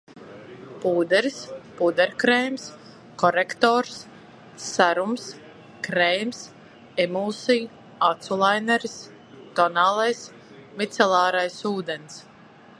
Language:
Latvian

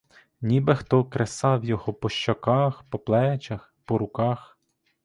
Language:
Ukrainian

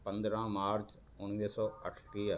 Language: Sindhi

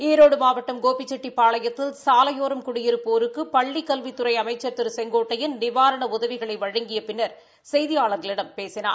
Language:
Tamil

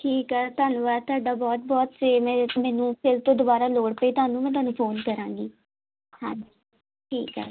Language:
Punjabi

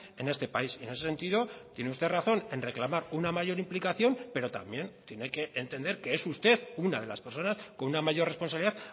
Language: Spanish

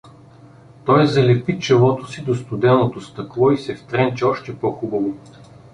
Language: Bulgarian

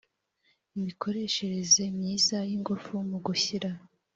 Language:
Kinyarwanda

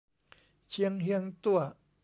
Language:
Thai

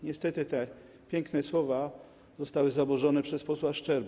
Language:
Polish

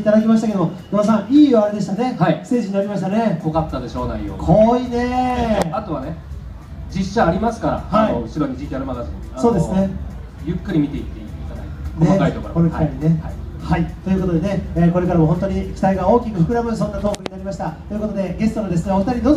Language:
Japanese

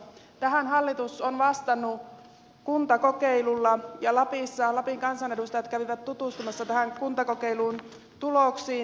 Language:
Finnish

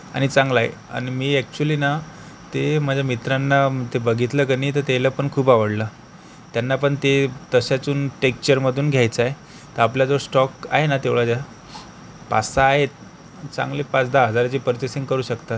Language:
Marathi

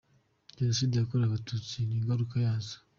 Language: Kinyarwanda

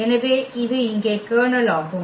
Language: Tamil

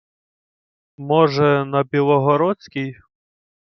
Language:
Ukrainian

